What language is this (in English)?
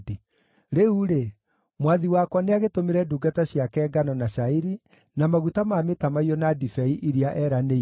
Kikuyu